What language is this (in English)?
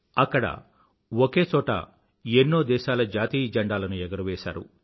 Telugu